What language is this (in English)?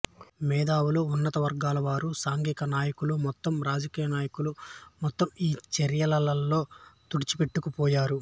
Telugu